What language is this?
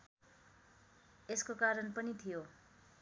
Nepali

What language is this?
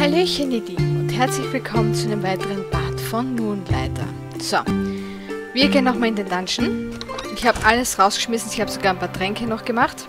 German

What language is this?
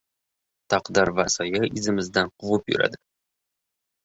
Uzbek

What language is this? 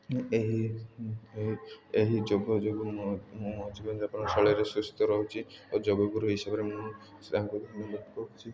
Odia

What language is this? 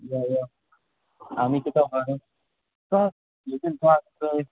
Konkani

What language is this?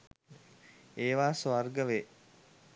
Sinhala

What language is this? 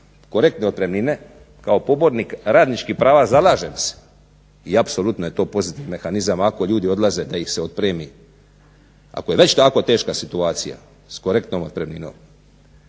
Croatian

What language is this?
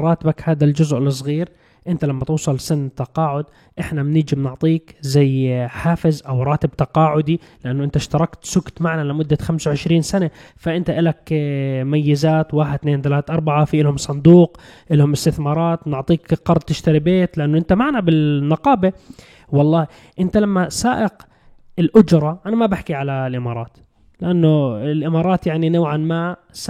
Arabic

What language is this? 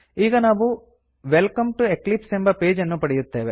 Kannada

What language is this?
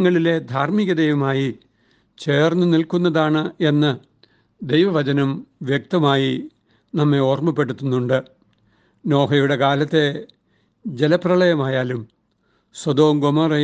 Malayalam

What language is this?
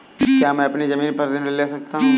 Hindi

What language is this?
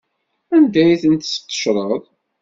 Kabyle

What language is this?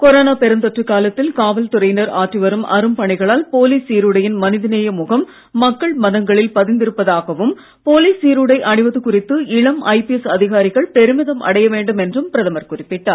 Tamil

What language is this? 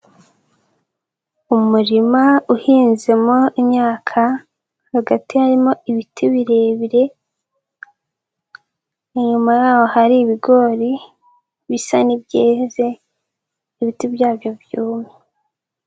Kinyarwanda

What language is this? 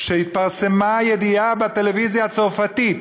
Hebrew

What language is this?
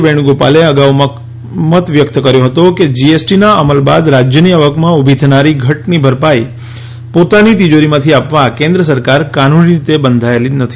Gujarati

